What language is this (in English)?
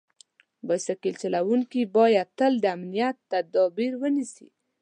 Pashto